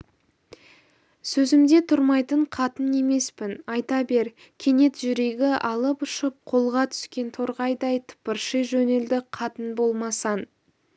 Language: Kazakh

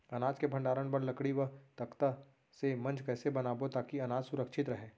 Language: Chhattisgarhi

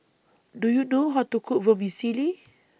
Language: English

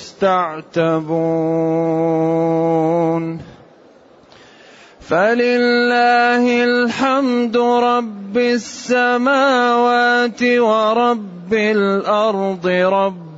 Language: Arabic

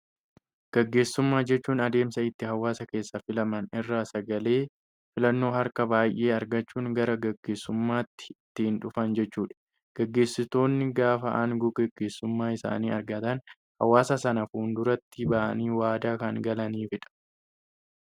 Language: Oromo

